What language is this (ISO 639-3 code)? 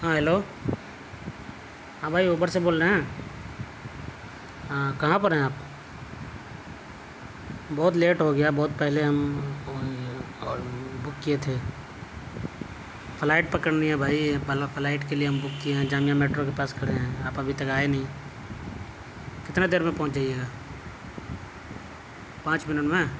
urd